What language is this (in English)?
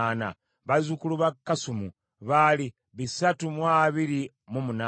Ganda